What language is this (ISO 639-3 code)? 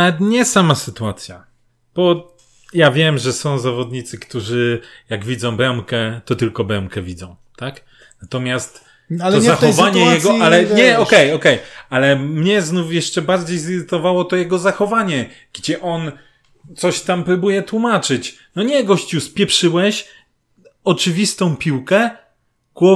pol